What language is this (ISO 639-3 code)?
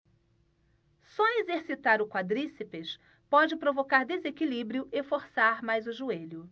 por